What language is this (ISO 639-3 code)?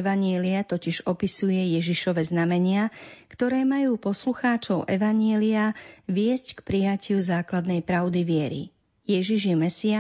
slk